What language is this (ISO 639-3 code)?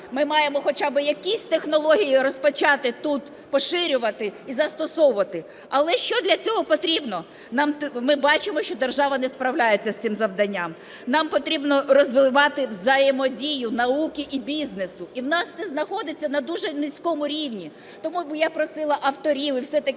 ukr